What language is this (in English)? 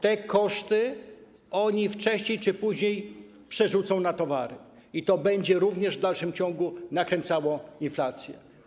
Polish